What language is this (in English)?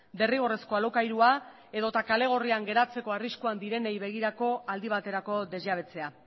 Basque